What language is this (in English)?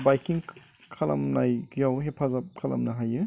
Bodo